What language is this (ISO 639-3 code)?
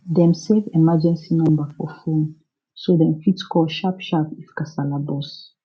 pcm